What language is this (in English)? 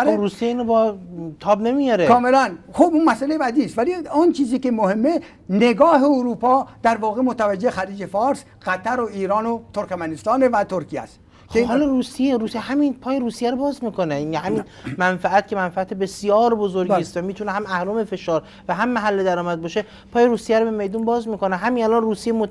Persian